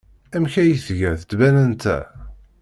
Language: Kabyle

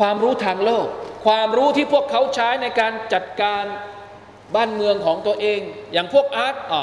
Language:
Thai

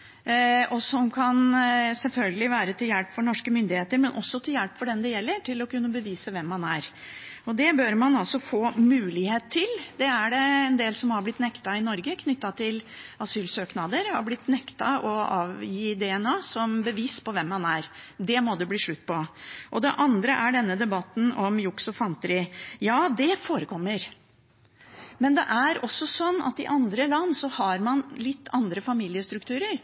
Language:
Norwegian Bokmål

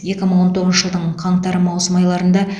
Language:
Kazakh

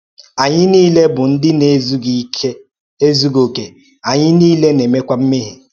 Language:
Igbo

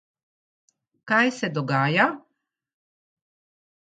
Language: Slovenian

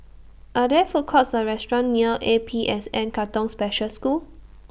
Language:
English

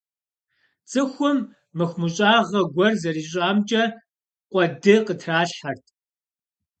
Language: Kabardian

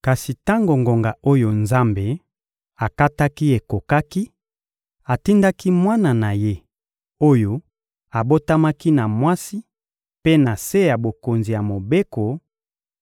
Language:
Lingala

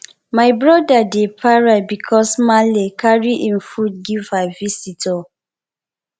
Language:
Nigerian Pidgin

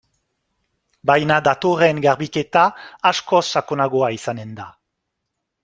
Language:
Basque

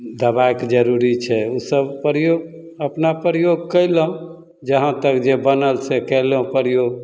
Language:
Maithili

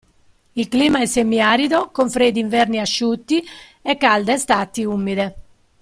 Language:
Italian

